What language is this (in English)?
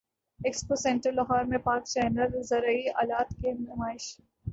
Urdu